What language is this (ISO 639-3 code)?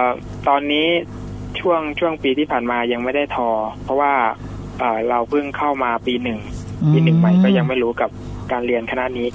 tha